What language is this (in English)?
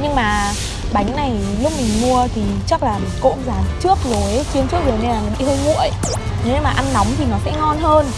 Vietnamese